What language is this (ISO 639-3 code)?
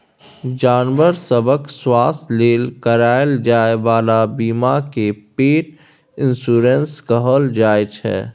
mai